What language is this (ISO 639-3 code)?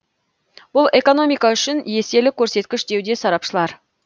kaz